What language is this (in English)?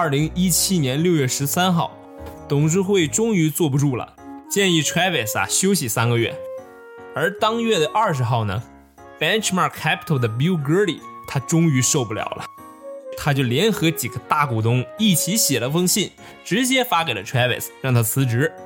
Chinese